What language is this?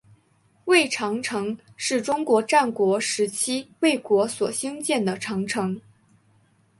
Chinese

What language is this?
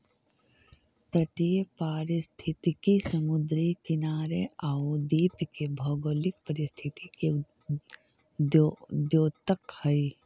Magahi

